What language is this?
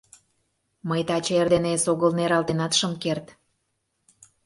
Mari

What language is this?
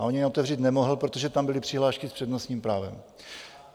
Czech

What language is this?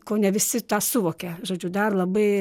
Lithuanian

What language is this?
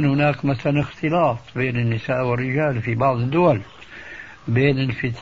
Arabic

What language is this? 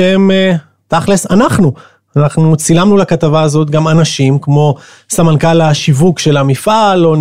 Hebrew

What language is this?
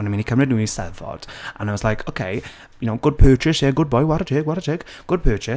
Welsh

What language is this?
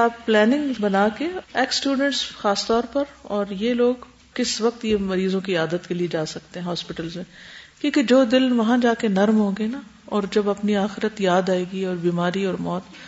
Urdu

